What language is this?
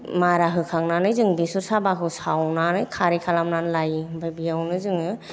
Bodo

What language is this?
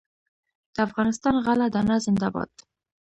Pashto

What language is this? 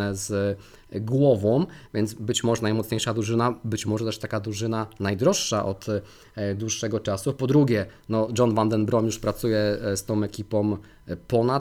Polish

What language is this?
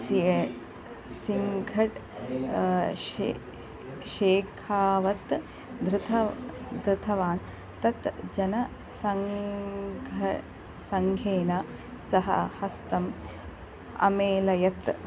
Sanskrit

